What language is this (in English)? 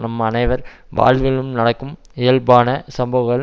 Tamil